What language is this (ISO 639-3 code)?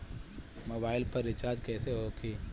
bho